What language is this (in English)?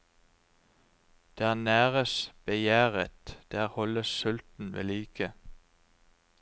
Norwegian